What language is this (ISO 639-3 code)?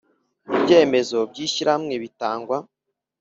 kin